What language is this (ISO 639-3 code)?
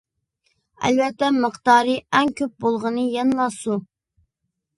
uig